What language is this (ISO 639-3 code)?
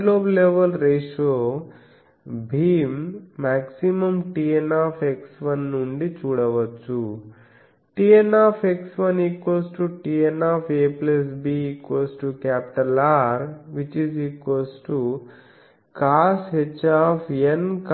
tel